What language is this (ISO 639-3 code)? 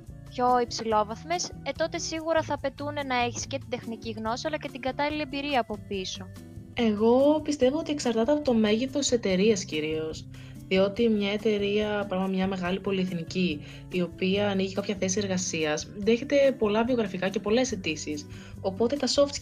ell